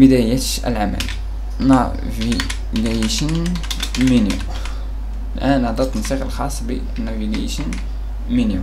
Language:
Arabic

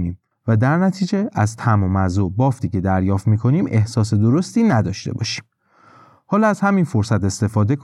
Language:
Persian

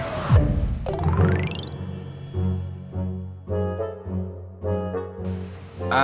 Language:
Indonesian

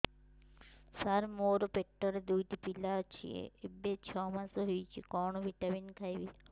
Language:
Odia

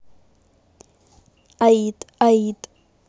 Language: Russian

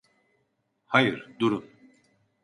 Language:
Turkish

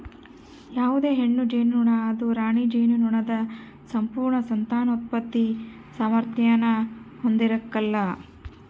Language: Kannada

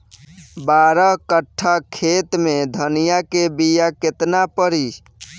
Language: Bhojpuri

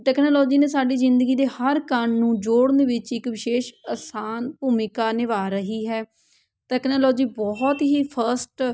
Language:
Punjabi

